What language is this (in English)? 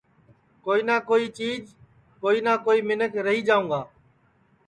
Sansi